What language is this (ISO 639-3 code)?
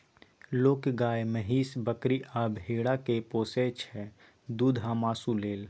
mai